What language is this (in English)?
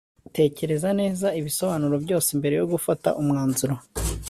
Kinyarwanda